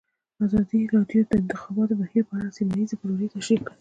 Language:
Pashto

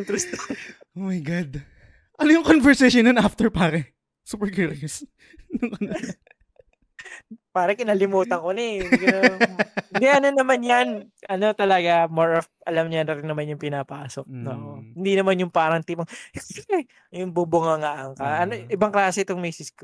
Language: Filipino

